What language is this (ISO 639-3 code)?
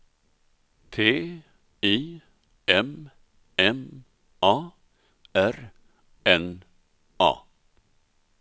swe